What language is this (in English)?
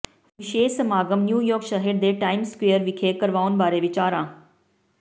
Punjabi